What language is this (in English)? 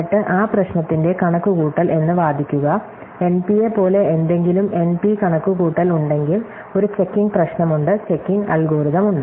Malayalam